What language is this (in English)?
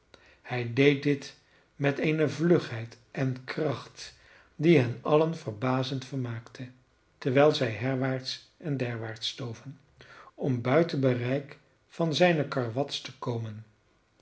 Dutch